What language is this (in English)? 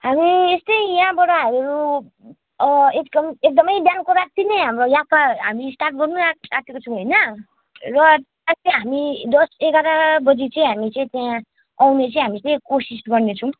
Nepali